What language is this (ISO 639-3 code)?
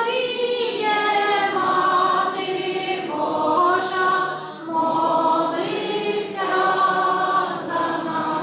ukr